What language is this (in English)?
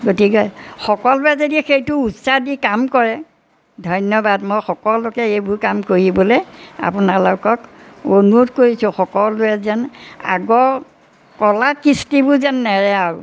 Assamese